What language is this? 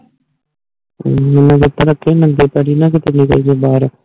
Punjabi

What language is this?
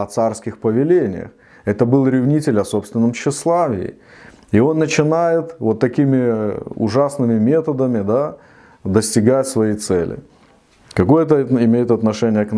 Russian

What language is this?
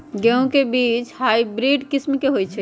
Magahi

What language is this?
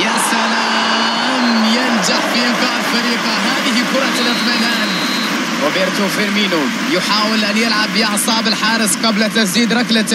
Arabic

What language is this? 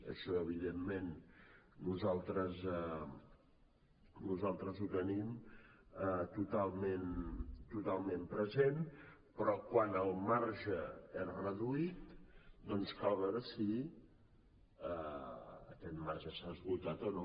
Catalan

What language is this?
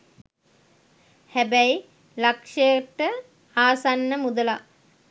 Sinhala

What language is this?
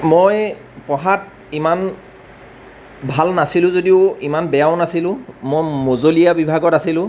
Assamese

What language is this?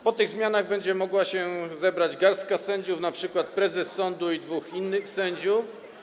Polish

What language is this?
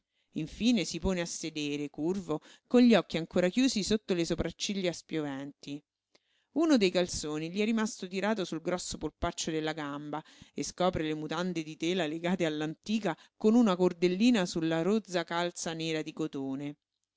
Italian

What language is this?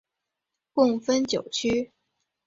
Chinese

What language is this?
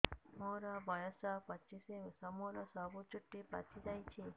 Odia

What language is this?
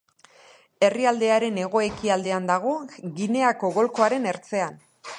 Basque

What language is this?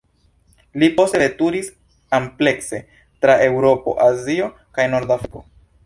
Esperanto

